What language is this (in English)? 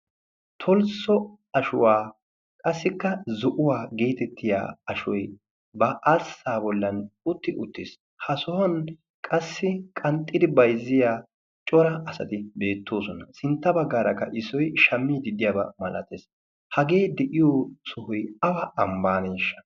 Wolaytta